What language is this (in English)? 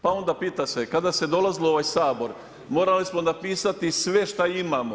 Croatian